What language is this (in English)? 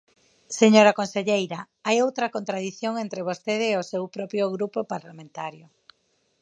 Galician